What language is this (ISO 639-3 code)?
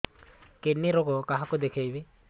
ori